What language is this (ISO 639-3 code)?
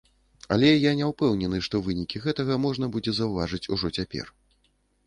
bel